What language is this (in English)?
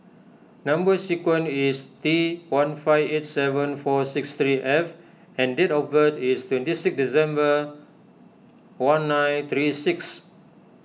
English